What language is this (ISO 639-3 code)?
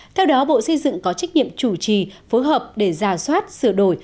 vie